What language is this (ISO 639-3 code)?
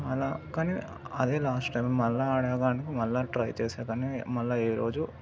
tel